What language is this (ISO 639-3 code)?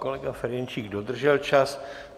ces